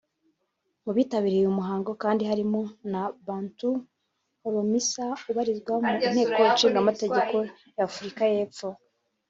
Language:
Kinyarwanda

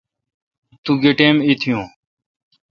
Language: Kalkoti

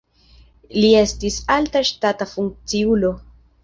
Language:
Esperanto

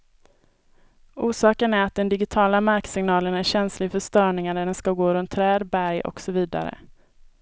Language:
Swedish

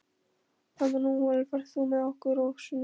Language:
Icelandic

